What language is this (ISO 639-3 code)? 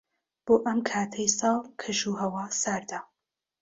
ckb